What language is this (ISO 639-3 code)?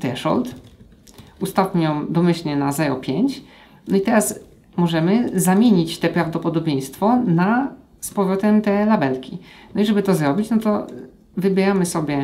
pol